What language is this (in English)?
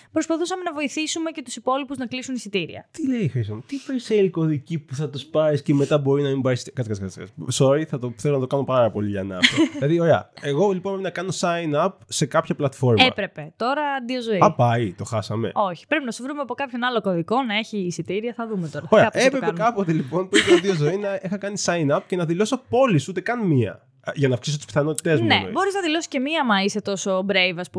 Greek